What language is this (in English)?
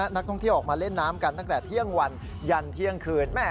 Thai